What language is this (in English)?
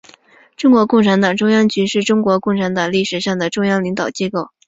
Chinese